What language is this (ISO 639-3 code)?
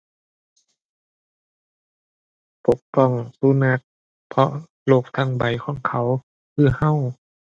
tha